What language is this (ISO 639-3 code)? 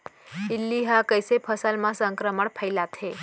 hne